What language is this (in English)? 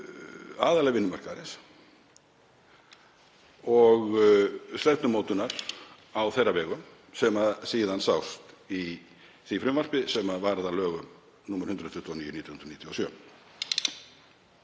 Icelandic